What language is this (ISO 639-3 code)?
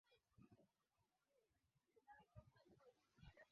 swa